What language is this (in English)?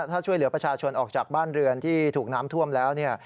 Thai